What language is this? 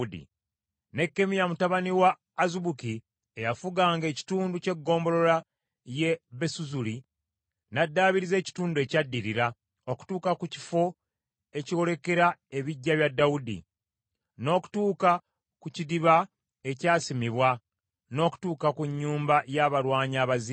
Ganda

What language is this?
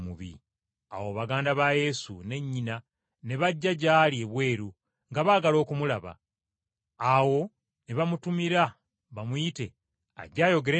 Ganda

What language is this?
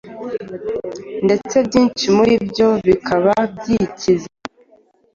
Kinyarwanda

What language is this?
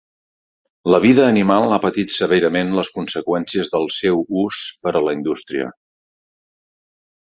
Catalan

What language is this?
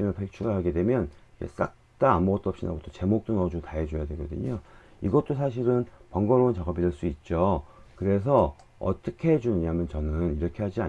Korean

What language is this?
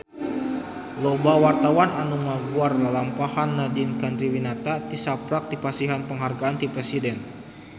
Sundanese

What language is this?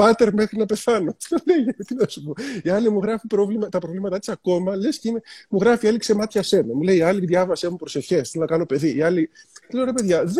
Greek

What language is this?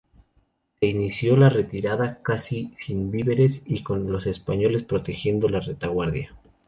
Spanish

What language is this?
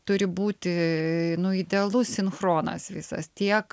Lithuanian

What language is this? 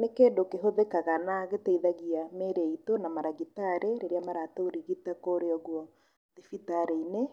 Kikuyu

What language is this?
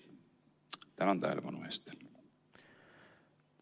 Estonian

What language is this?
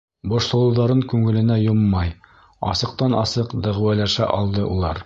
Bashkir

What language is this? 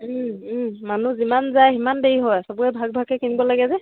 Assamese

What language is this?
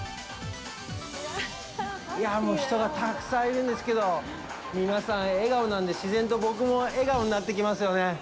Japanese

